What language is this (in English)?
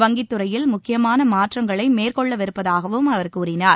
Tamil